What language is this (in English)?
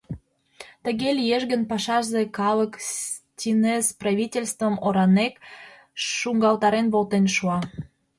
Mari